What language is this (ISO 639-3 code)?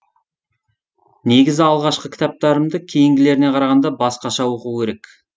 kaz